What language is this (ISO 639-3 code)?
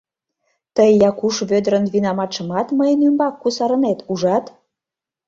chm